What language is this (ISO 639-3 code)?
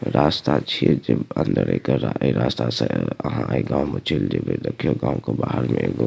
mai